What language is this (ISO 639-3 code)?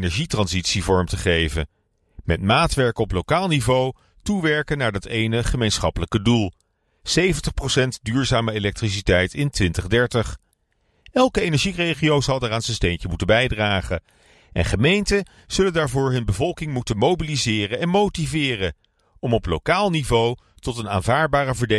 nld